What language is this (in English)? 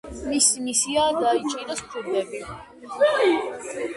Georgian